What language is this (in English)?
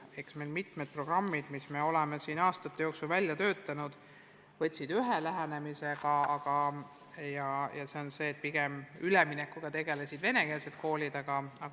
Estonian